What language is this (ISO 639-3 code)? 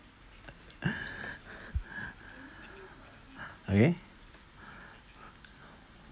eng